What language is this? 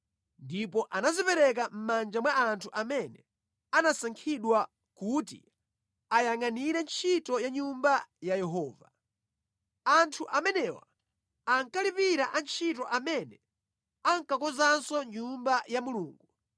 Nyanja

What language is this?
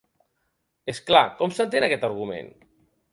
Catalan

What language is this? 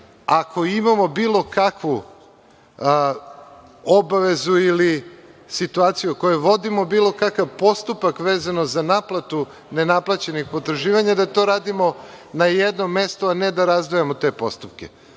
Serbian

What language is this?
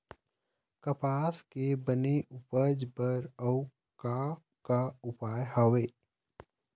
Chhattisgarhi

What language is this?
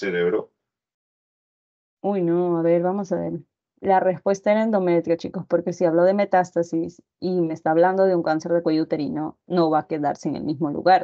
Spanish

